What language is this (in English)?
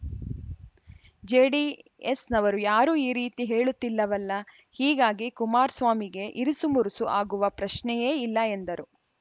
Kannada